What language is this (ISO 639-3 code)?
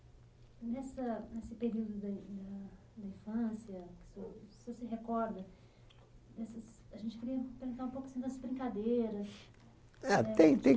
por